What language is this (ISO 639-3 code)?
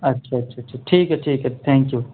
urd